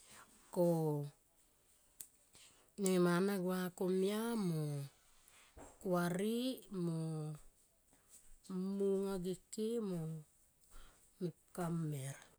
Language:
Tomoip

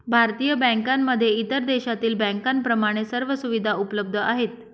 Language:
Marathi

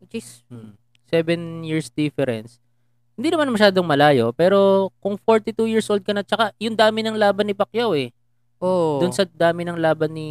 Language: Filipino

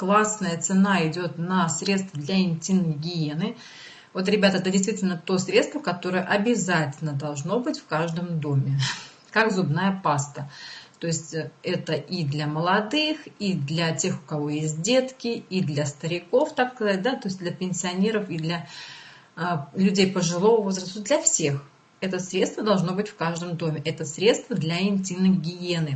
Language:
Russian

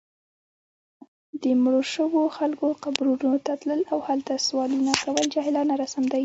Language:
Pashto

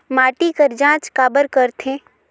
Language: Chhattisgarhi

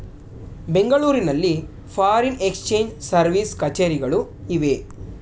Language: Kannada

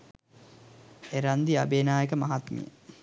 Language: Sinhala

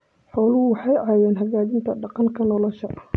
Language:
Somali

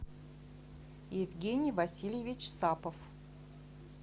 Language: Russian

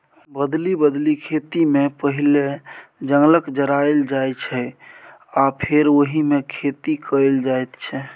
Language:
Maithili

